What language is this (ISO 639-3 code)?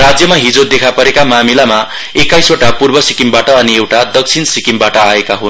nep